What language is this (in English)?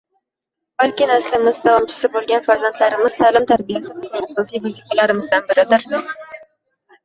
Uzbek